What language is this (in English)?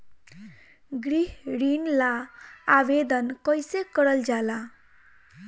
Bhojpuri